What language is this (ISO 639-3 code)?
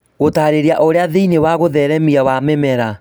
kik